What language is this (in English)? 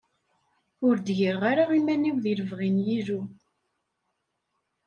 Kabyle